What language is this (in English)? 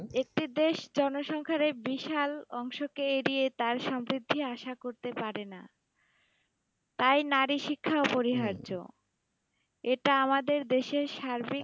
Bangla